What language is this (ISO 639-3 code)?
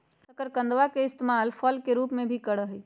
mag